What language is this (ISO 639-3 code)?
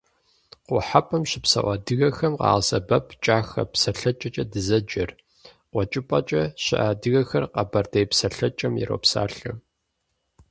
kbd